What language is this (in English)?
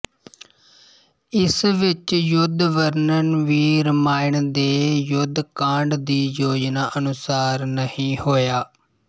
Punjabi